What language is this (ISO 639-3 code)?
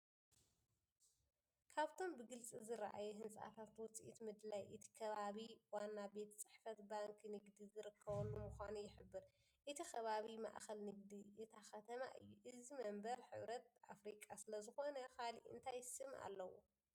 tir